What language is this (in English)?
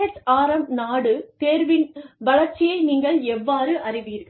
Tamil